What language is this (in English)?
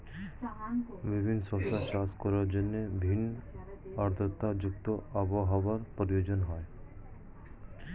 Bangla